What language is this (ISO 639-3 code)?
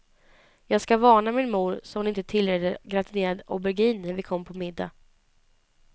swe